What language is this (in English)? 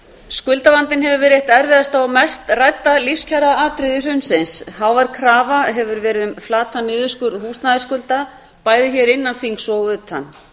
Icelandic